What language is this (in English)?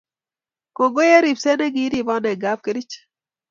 Kalenjin